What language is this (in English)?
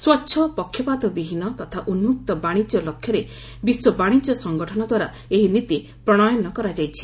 Odia